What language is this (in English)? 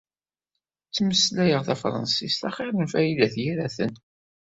Kabyle